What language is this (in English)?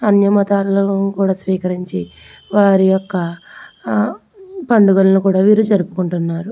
Telugu